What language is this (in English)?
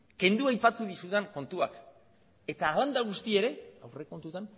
Basque